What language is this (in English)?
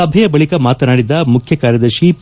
Kannada